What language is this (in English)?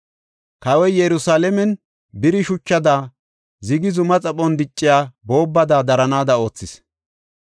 Gofa